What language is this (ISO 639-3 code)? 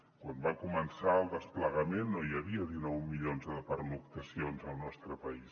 cat